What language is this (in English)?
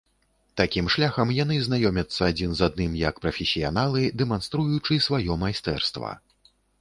Belarusian